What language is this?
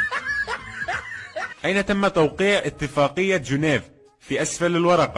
Arabic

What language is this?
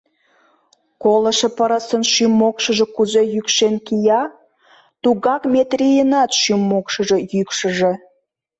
Mari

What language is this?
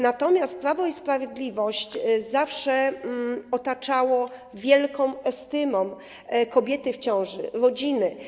Polish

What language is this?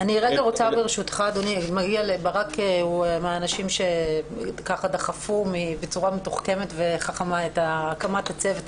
Hebrew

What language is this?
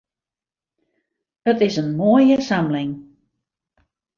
Western Frisian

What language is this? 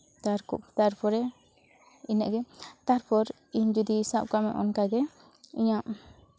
Santali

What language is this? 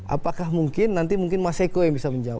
Indonesian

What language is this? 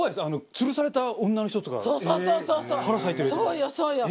Japanese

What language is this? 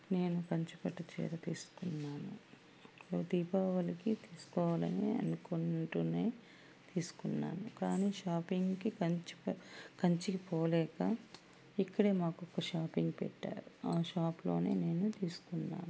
Telugu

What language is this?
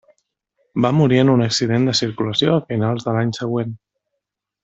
Catalan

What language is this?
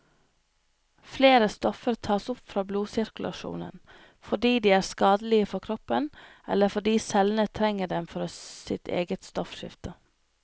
Norwegian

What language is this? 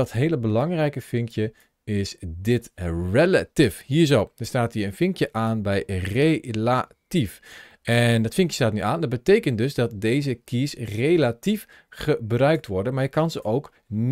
Dutch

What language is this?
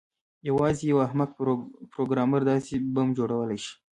Pashto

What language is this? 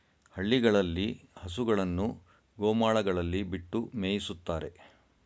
Kannada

